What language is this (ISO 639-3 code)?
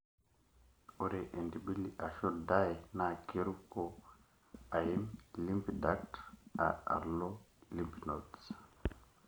mas